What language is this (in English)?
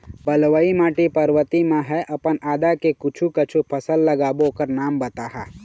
Chhattisgarhi